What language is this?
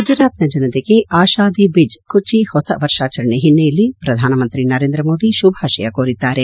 Kannada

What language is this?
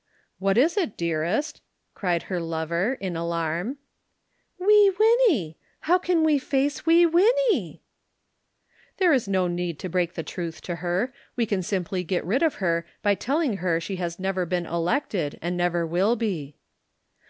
English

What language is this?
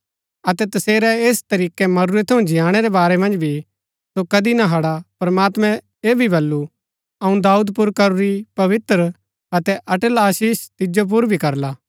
Gaddi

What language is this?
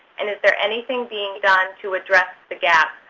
English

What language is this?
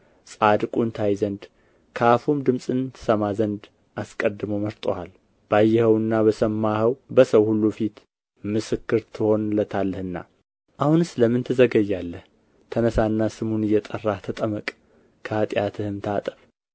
Amharic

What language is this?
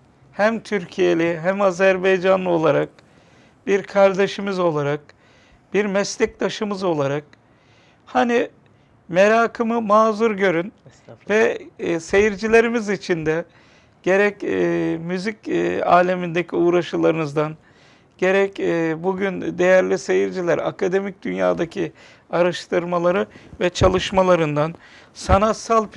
Turkish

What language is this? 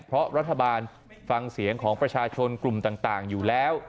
Thai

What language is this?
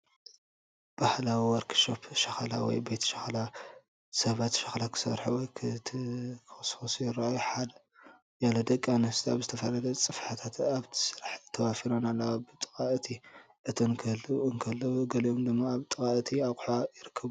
Tigrinya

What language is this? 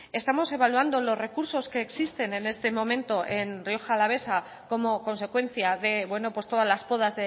Spanish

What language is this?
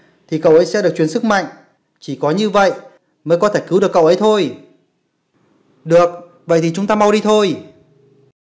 Vietnamese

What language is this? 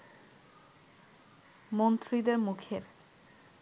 Bangla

